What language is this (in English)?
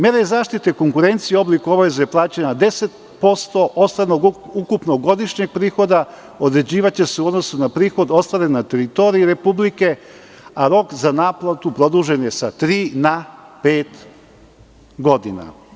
Serbian